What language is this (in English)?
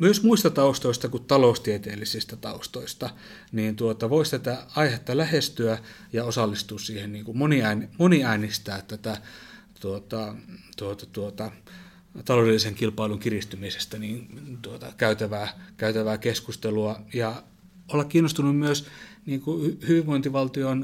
Finnish